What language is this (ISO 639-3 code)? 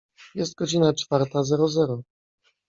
pol